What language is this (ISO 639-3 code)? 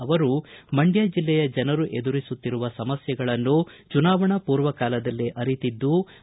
kan